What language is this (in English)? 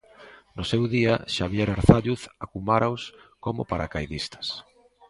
Galician